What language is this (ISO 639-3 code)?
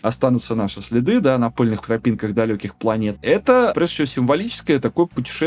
rus